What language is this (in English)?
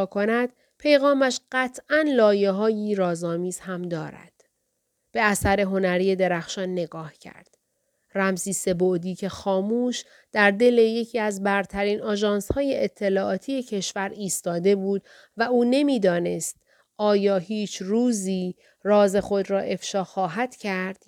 Persian